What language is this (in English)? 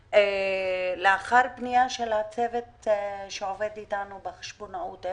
Hebrew